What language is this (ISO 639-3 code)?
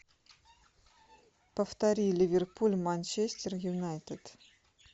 rus